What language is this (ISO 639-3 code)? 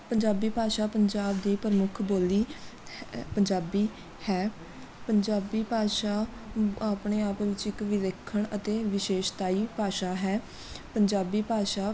pan